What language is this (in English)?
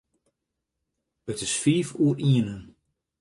Western Frisian